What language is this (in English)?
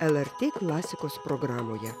Lithuanian